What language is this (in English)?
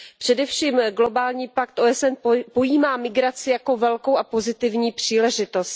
Czech